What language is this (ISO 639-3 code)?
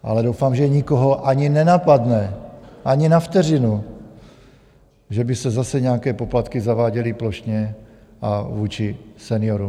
ces